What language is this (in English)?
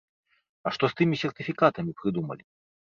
Belarusian